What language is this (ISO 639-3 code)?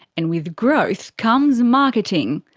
eng